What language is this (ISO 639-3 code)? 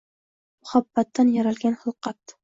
uzb